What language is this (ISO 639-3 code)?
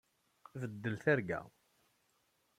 kab